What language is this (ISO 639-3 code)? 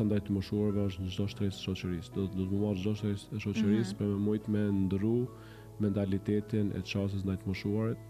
ron